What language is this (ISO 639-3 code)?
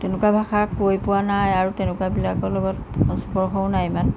asm